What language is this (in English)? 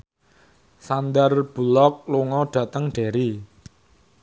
Javanese